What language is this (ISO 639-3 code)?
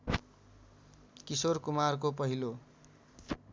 nep